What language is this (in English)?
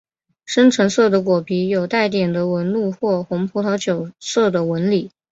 Chinese